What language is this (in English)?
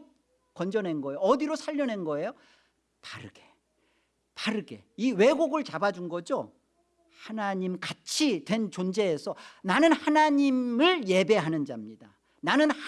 Korean